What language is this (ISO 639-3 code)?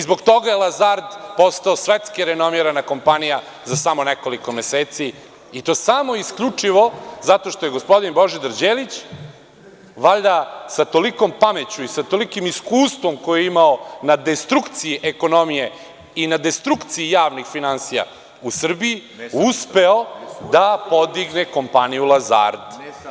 srp